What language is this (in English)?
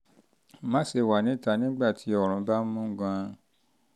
Yoruba